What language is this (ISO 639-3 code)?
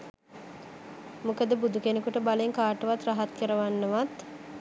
sin